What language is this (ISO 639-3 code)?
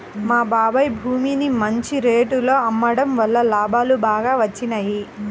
tel